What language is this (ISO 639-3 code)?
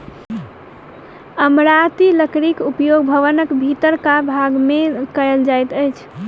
mai